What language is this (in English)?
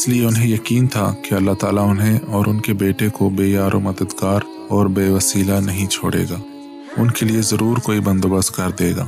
Urdu